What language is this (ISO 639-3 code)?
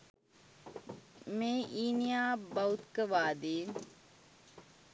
sin